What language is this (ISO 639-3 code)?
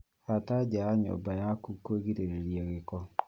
kik